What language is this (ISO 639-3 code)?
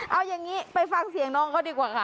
tha